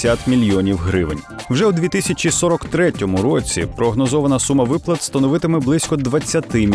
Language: Ukrainian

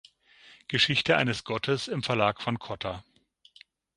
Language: German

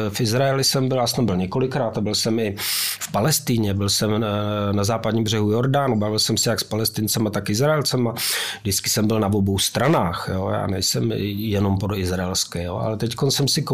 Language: Czech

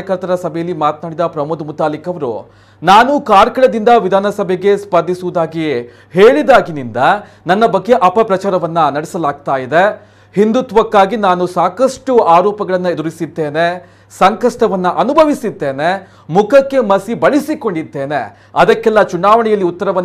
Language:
Hindi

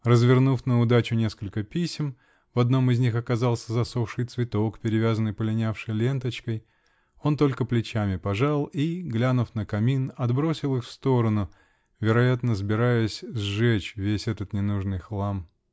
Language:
Russian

